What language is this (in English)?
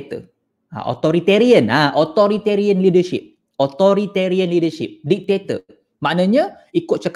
Malay